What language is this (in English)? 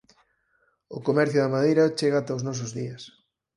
Galician